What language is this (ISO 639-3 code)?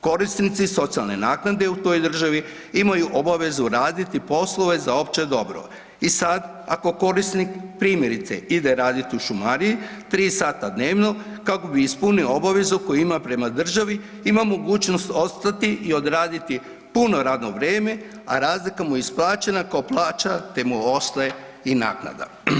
hrv